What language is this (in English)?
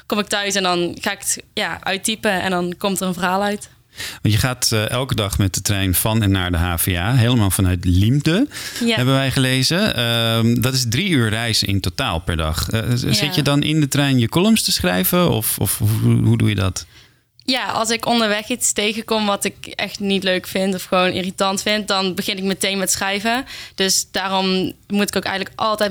Dutch